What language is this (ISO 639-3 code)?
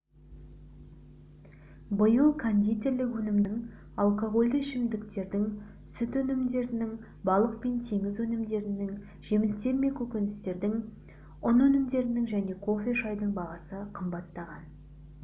kaz